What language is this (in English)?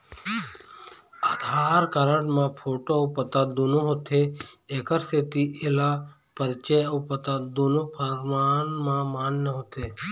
Chhattisgarhi